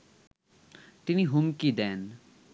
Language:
Bangla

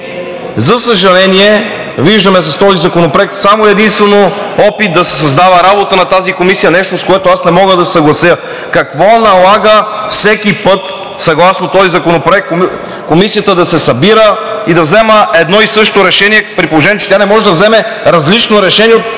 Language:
Bulgarian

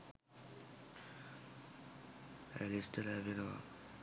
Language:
Sinhala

